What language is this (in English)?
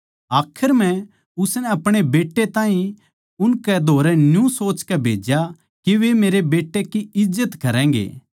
Haryanvi